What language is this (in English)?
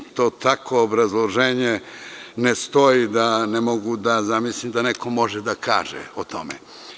Serbian